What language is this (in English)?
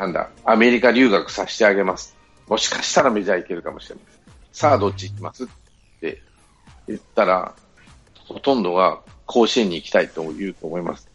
Japanese